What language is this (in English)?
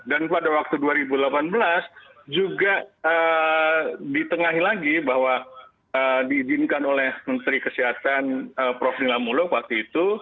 Indonesian